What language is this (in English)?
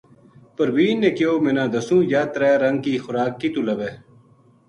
Gujari